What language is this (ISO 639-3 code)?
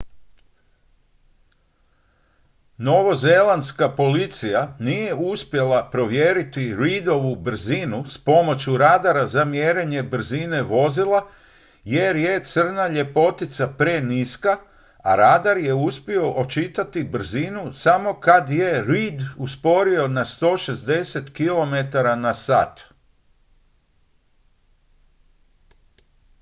hrv